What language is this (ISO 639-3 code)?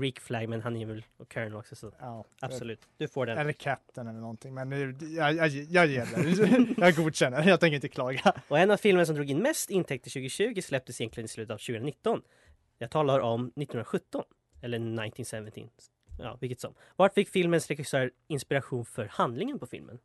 swe